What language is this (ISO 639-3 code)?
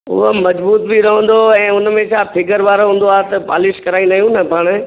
snd